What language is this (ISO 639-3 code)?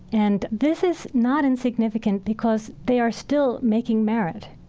eng